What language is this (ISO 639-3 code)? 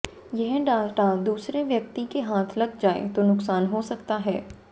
hin